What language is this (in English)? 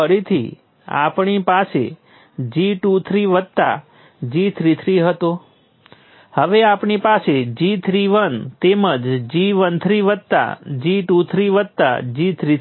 Gujarati